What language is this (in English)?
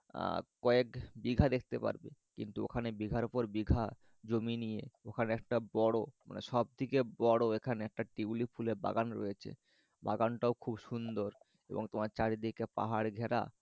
Bangla